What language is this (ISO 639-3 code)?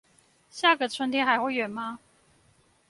zho